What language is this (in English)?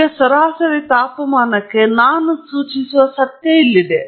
Kannada